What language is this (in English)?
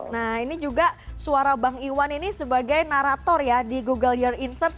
Indonesian